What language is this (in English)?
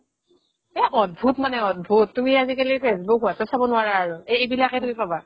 Assamese